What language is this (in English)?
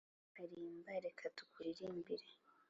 Kinyarwanda